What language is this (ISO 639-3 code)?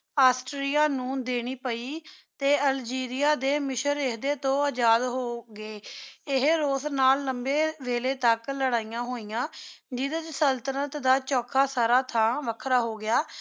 pan